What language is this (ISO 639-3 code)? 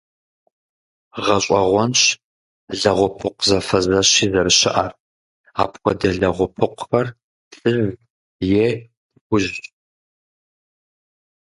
kbd